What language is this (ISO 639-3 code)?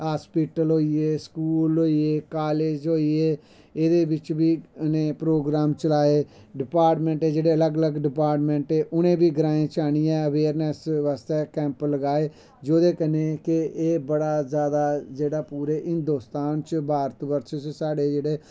doi